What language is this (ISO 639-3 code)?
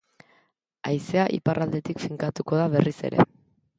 eus